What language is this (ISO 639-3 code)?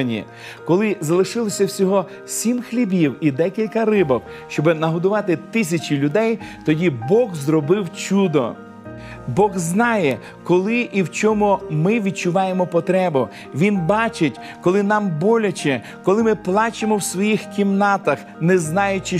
ukr